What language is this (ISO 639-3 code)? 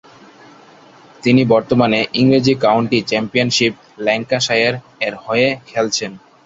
ben